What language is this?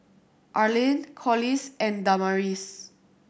English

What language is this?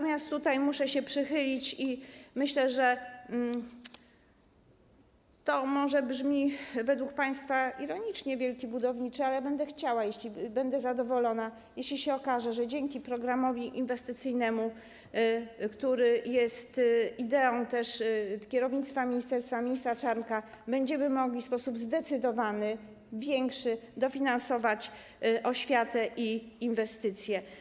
Polish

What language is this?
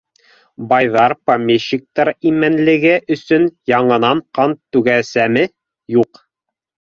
Bashkir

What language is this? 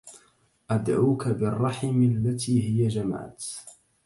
Arabic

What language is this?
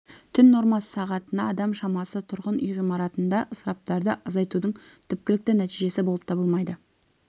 Kazakh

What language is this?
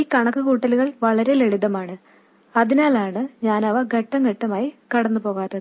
Malayalam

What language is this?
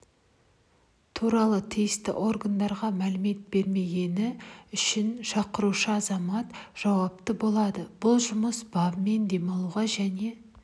Kazakh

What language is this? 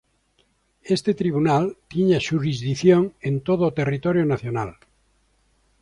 Galician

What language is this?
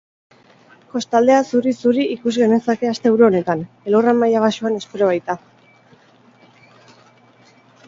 Basque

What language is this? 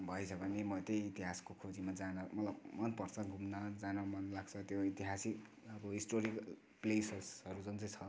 Nepali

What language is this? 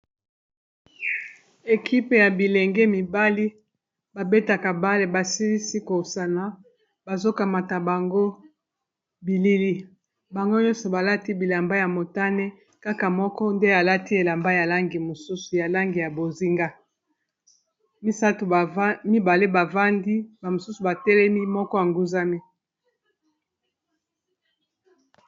Lingala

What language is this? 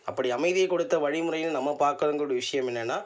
Tamil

